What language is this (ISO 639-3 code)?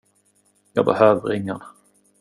swe